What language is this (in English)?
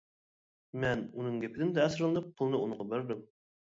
Uyghur